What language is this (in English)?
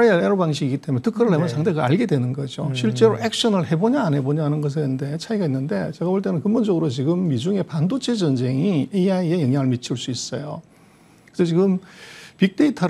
Korean